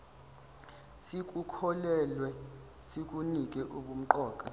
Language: Zulu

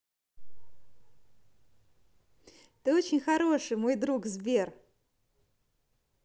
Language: Russian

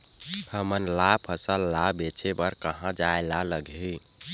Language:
Chhattisgarhi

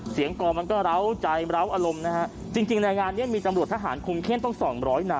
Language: Thai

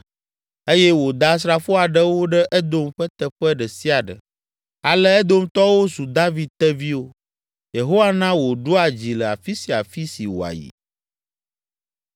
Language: Ewe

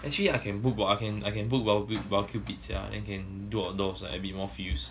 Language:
English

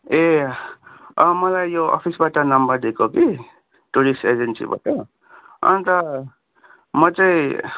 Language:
Nepali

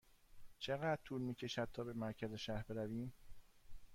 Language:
Persian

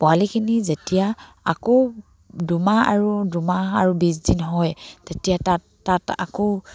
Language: Assamese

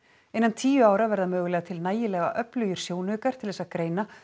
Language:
Icelandic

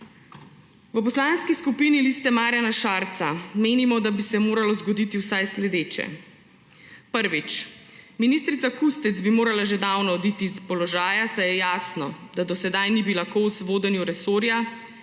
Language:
Slovenian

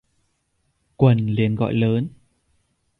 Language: Vietnamese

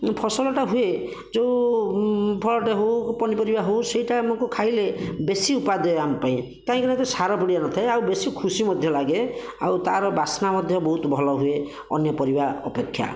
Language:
Odia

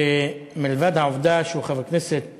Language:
Hebrew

